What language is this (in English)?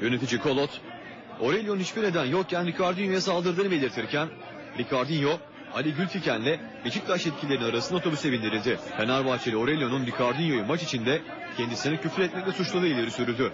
Turkish